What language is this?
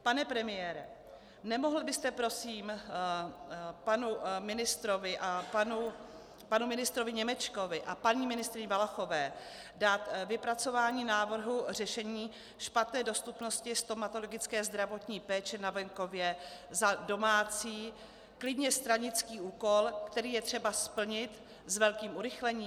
Czech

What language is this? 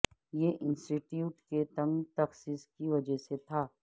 Urdu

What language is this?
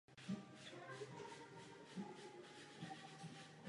Czech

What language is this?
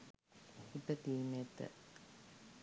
Sinhala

